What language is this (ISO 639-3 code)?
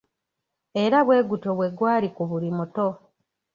lug